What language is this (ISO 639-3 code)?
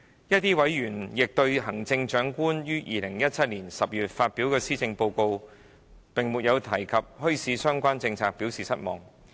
yue